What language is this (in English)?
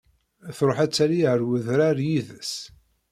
Kabyle